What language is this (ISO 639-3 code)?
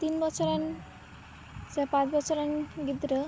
sat